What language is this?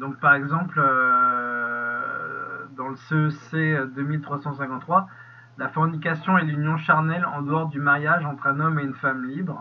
French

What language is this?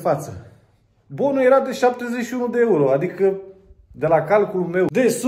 Romanian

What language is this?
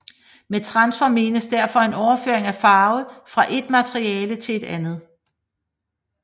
Danish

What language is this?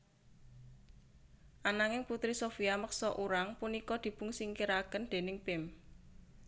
Javanese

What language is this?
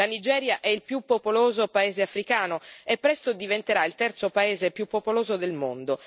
Italian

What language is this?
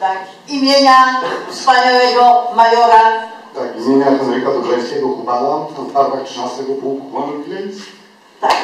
Polish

